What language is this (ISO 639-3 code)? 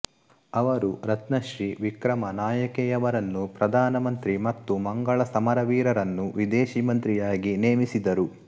kan